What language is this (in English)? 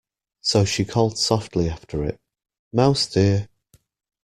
English